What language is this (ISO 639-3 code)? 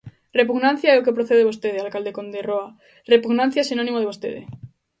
glg